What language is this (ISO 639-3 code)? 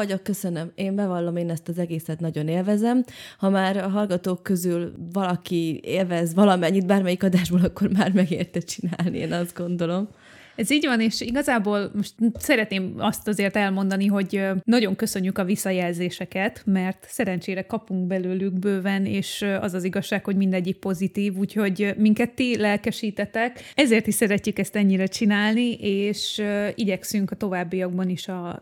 hun